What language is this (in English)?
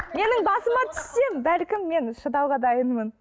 Kazakh